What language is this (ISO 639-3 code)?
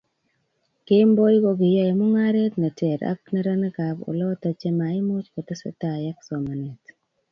kln